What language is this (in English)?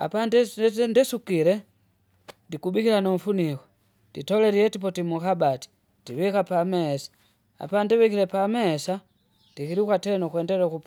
Kinga